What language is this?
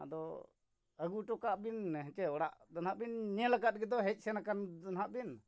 Santali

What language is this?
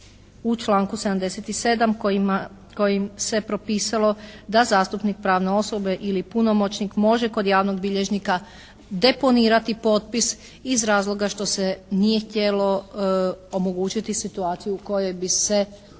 Croatian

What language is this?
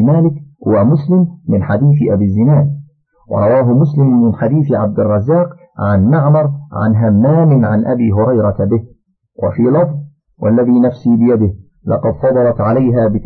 Arabic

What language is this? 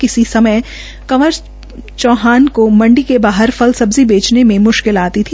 Hindi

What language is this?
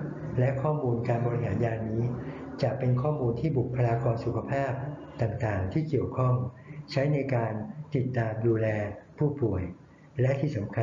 Thai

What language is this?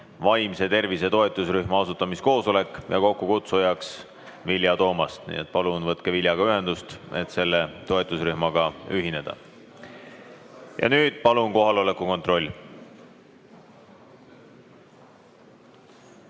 Estonian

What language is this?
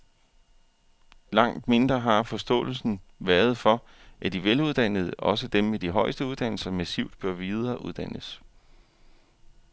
Danish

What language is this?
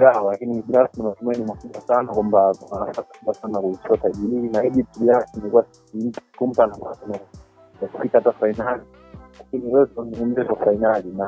Swahili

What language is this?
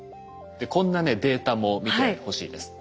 Japanese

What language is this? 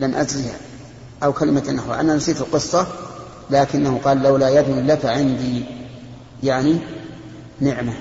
Arabic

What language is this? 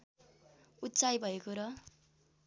Nepali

